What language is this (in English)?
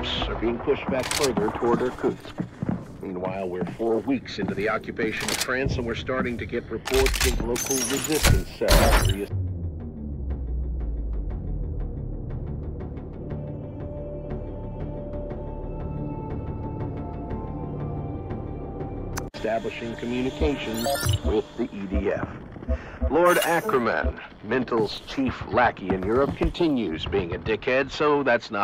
English